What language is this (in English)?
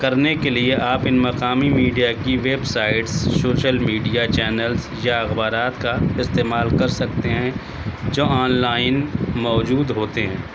Urdu